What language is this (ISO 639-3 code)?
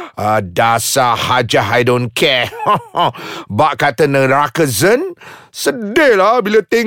msa